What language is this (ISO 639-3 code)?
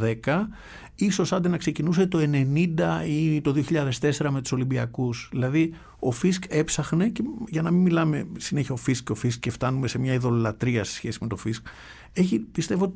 ell